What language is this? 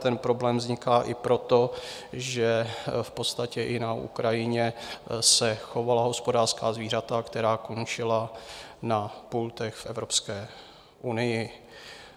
Czech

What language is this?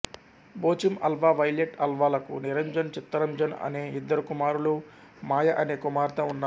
Telugu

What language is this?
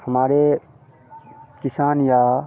Hindi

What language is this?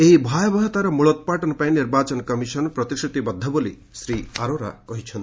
Odia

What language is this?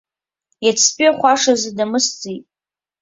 Abkhazian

